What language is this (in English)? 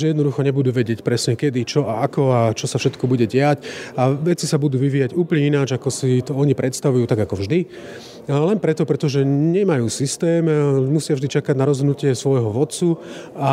Slovak